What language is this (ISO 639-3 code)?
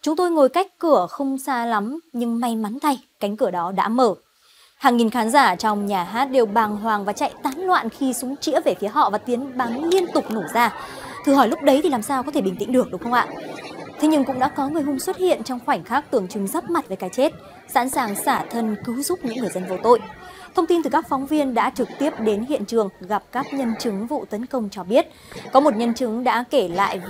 vie